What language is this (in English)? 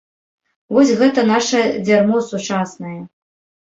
Belarusian